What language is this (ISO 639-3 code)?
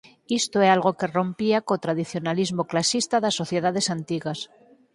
glg